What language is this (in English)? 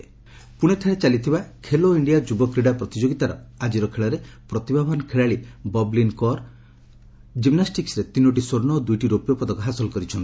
Odia